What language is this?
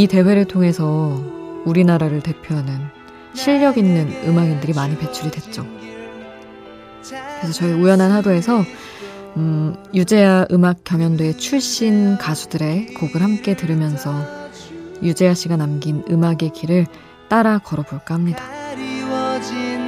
Korean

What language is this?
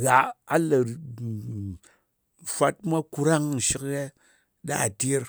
Ngas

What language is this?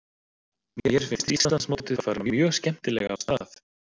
Icelandic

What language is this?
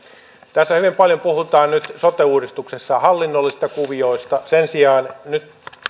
Finnish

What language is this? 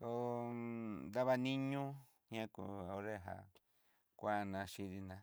Southeastern Nochixtlán Mixtec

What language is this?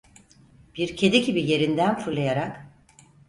Turkish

